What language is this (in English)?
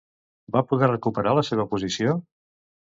Catalan